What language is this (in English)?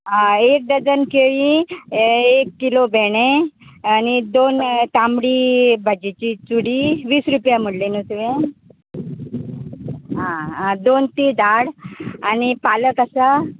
Konkani